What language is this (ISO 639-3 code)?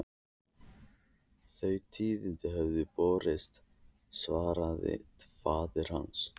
isl